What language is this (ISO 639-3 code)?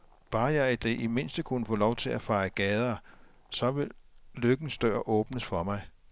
dan